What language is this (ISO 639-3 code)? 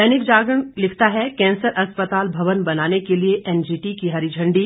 hin